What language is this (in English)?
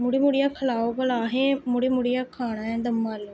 Dogri